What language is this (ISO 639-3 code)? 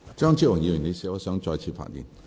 yue